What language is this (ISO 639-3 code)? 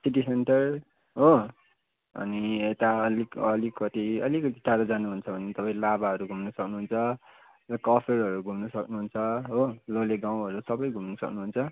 nep